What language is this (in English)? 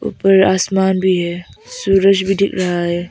Hindi